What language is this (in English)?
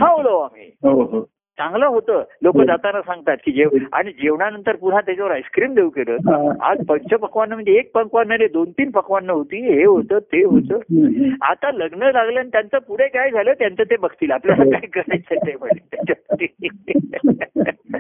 Marathi